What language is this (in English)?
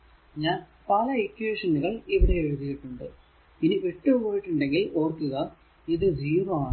Malayalam